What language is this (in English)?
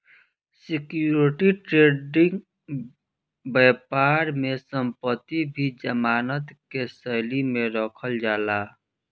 Bhojpuri